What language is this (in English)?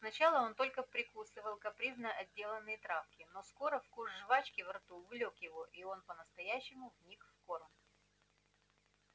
Russian